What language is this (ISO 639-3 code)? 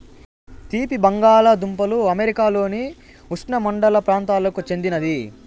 tel